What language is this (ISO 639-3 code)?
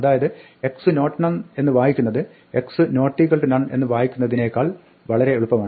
mal